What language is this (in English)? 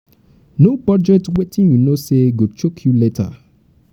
Nigerian Pidgin